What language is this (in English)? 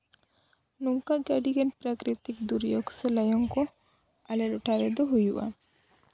Santali